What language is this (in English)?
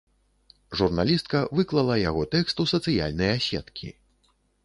Belarusian